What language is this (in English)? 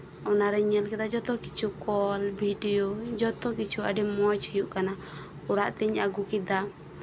Santali